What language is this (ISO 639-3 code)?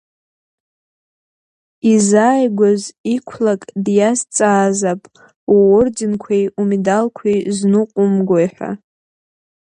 abk